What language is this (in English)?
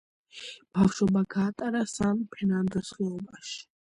Georgian